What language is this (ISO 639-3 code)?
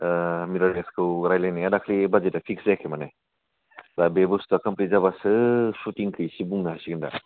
brx